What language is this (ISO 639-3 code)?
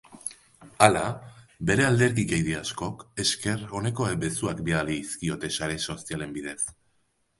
eus